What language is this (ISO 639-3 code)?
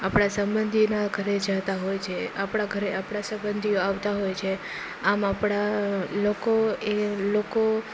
guj